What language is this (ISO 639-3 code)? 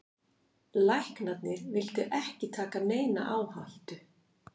isl